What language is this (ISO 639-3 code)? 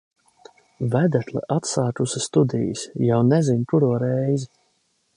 lav